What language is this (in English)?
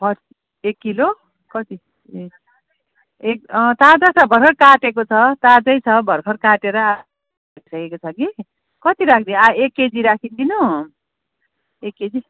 Nepali